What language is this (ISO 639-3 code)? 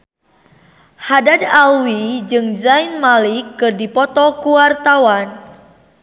sun